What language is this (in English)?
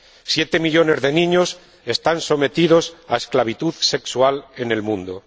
Spanish